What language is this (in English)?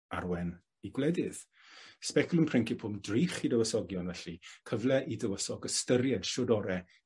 Welsh